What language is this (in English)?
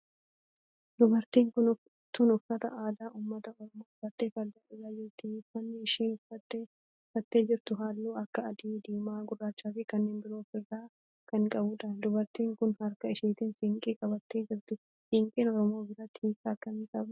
Oromo